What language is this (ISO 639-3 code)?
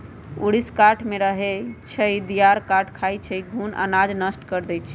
mag